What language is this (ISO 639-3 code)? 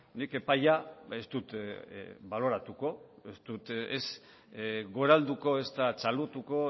eus